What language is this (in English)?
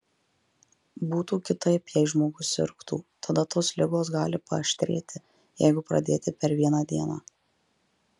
Lithuanian